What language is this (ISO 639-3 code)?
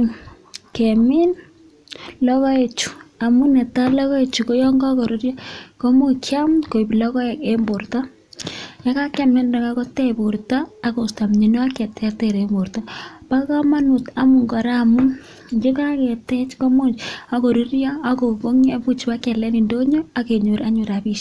kln